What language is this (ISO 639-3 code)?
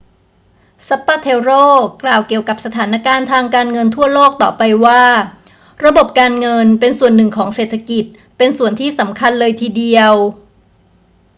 tha